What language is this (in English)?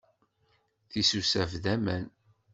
Kabyle